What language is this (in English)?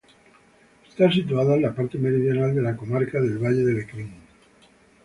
Spanish